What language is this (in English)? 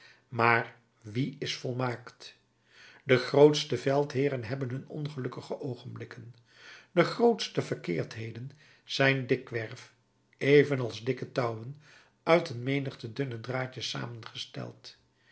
Dutch